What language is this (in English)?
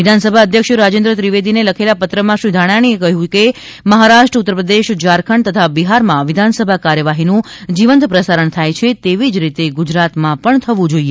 Gujarati